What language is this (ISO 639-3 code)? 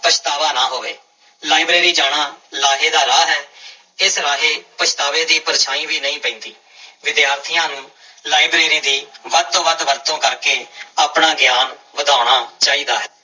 pan